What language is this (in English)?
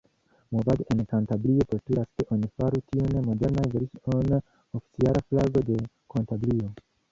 Esperanto